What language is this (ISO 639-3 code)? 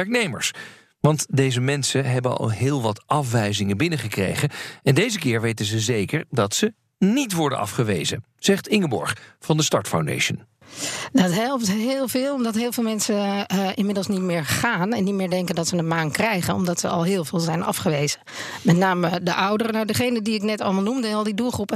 nld